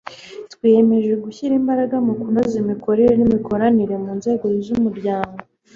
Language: Kinyarwanda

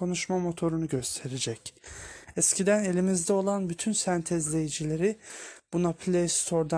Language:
Turkish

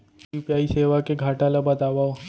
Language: Chhattisgarhi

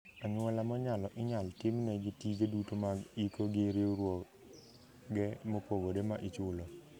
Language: Luo (Kenya and Tanzania)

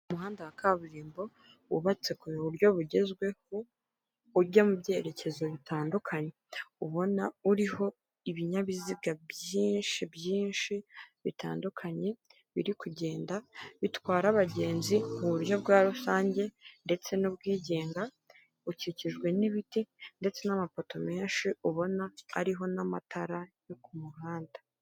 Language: Kinyarwanda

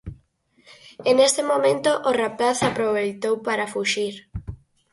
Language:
Galician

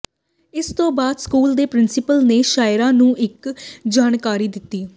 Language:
Punjabi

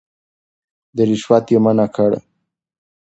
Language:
Pashto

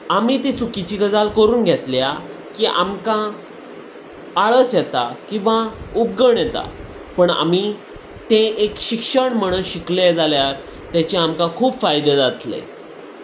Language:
Konkani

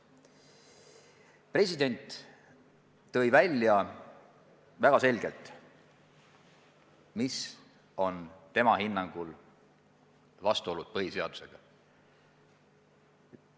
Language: Estonian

